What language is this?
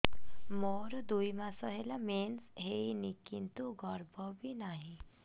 Odia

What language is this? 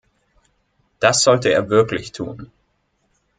German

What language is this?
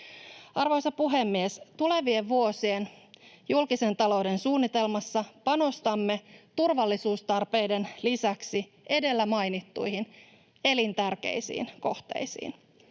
Finnish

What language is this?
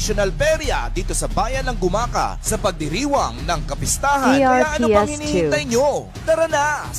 Filipino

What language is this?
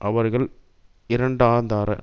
Tamil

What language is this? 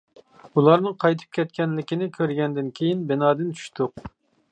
Uyghur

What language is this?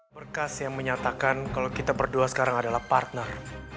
Indonesian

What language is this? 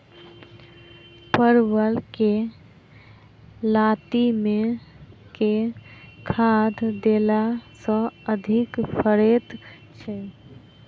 Maithili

